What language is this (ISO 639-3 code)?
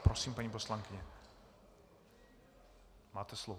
ces